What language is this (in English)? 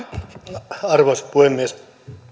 Finnish